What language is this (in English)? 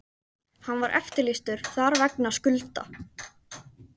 Icelandic